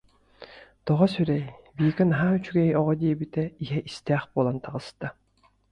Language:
Yakut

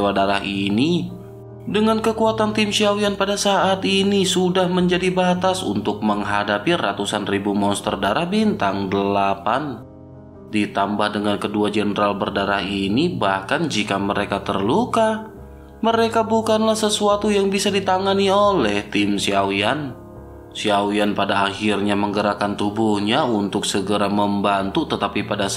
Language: Indonesian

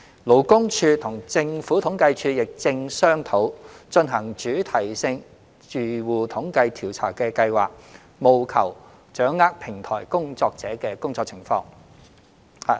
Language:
Cantonese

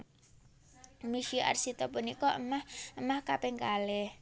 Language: Javanese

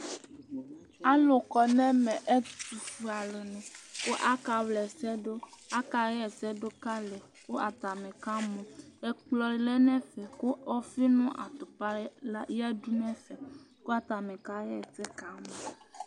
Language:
Ikposo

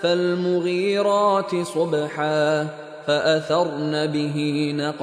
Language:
Filipino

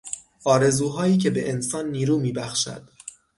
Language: Persian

